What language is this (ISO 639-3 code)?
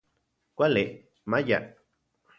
ncx